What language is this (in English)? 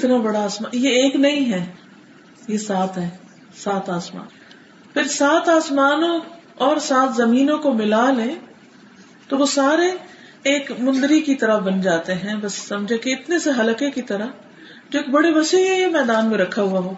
Urdu